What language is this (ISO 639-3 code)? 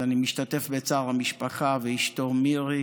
heb